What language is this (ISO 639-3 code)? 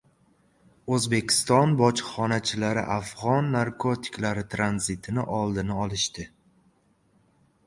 uzb